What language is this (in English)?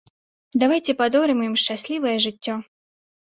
Belarusian